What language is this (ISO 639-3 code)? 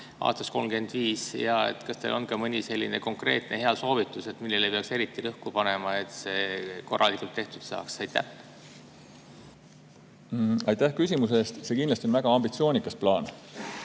est